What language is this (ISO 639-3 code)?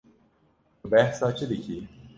kur